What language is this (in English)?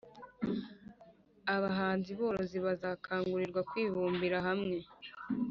Kinyarwanda